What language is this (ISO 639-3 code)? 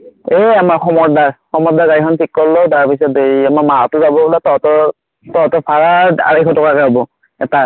asm